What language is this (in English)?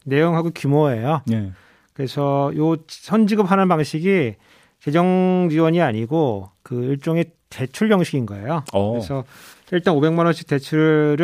Korean